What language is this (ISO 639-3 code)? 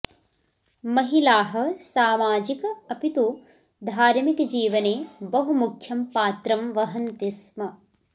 san